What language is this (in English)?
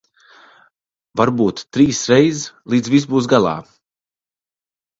Latvian